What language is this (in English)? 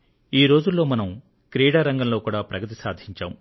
Telugu